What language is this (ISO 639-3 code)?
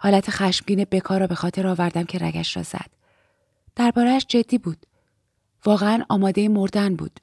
fas